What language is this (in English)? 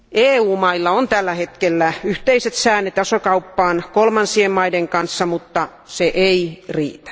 Finnish